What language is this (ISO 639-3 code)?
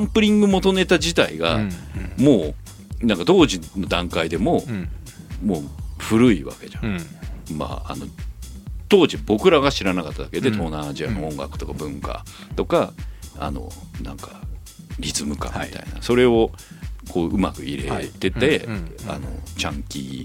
jpn